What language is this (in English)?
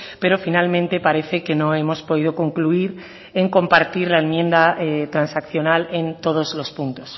Spanish